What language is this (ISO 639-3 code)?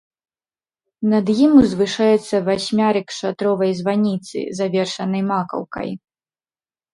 bel